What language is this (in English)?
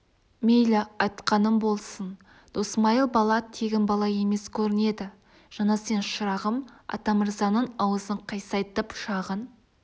Kazakh